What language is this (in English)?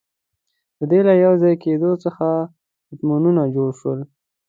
Pashto